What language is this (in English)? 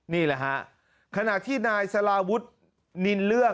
Thai